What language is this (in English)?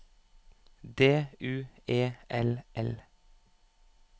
Norwegian